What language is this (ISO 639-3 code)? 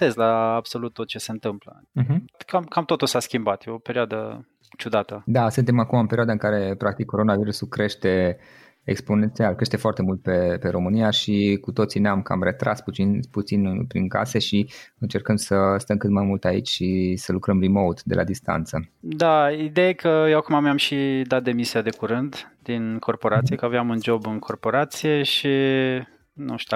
ron